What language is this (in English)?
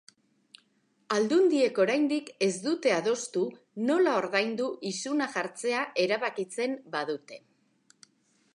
Basque